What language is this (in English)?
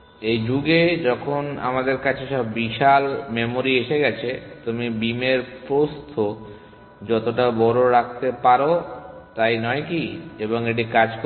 Bangla